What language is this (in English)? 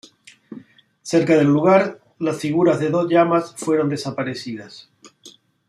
Spanish